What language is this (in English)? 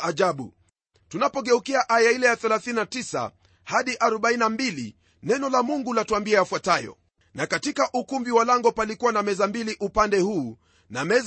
Swahili